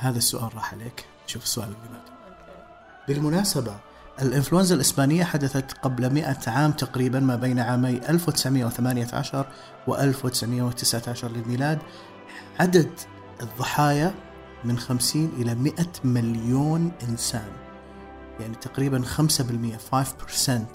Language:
Arabic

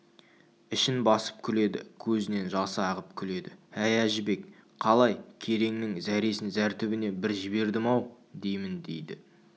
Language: Kazakh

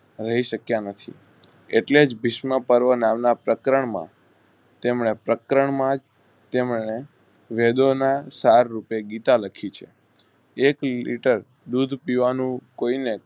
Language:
Gujarati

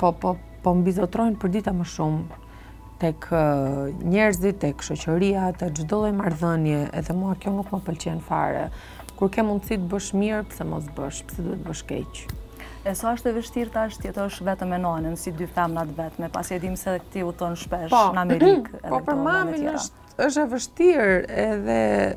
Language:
Romanian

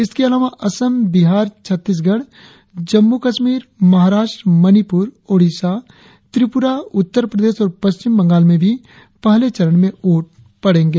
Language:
Hindi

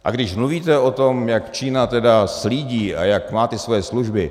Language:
Czech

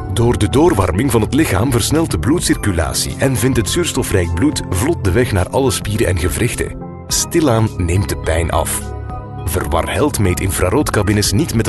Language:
Dutch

